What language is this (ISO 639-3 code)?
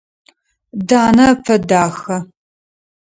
ady